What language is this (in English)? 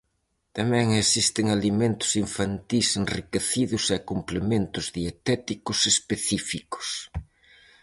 Galician